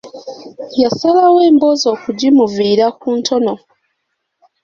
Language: Ganda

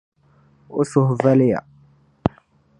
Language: Dagbani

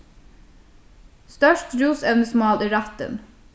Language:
Faroese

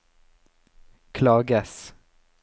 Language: Norwegian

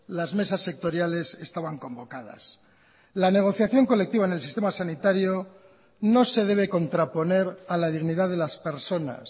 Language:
Spanish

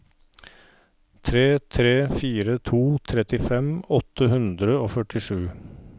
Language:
Norwegian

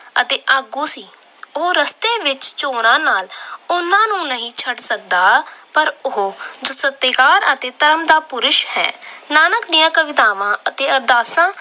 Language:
Punjabi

